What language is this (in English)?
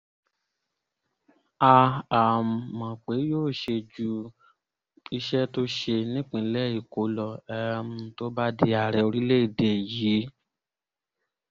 Yoruba